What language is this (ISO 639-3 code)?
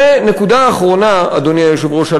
heb